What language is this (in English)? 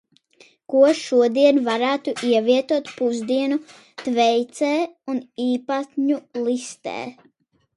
Latvian